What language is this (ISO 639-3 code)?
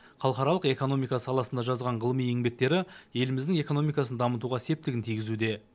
kaz